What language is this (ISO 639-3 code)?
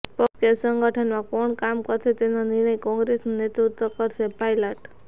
guj